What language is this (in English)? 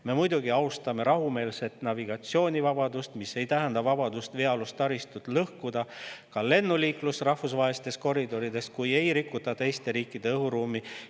Estonian